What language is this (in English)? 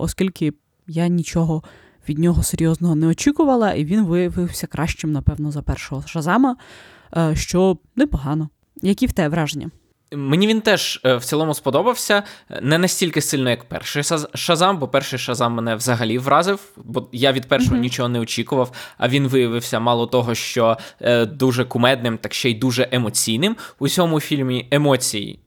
Ukrainian